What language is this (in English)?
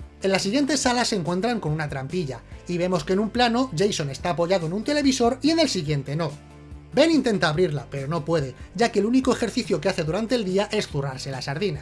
Spanish